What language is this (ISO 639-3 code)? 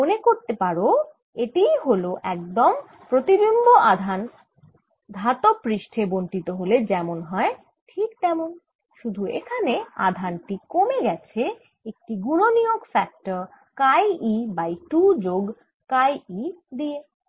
ben